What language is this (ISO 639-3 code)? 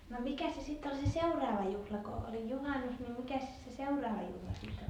fin